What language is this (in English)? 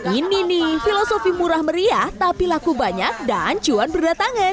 Indonesian